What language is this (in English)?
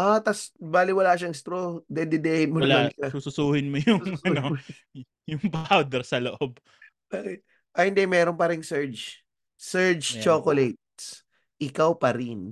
Filipino